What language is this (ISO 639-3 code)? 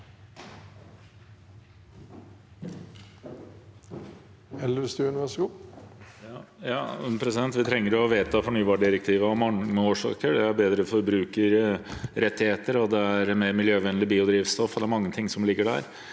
nor